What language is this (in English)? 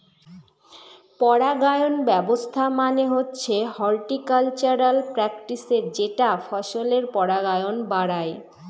Bangla